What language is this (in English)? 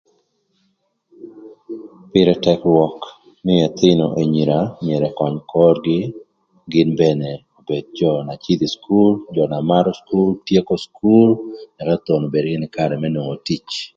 Thur